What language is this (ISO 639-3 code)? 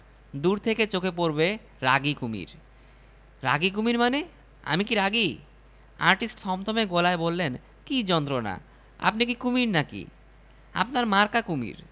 ben